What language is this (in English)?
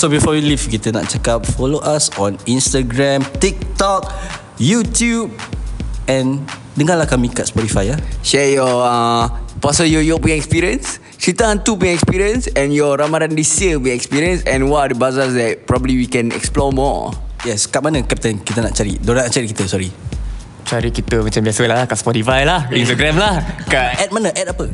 Malay